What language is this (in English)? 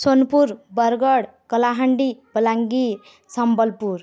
Odia